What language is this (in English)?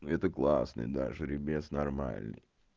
Russian